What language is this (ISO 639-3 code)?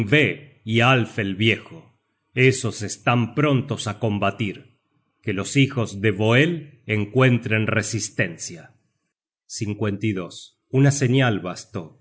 spa